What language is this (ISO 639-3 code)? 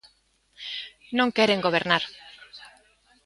glg